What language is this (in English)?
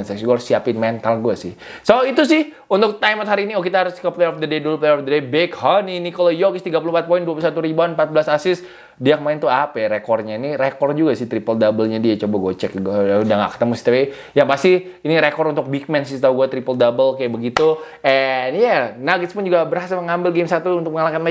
Indonesian